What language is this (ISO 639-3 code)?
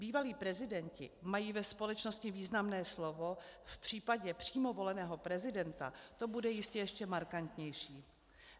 ces